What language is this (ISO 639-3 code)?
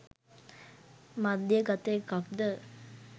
sin